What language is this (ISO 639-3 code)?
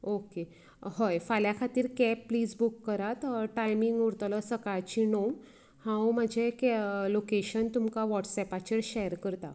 kok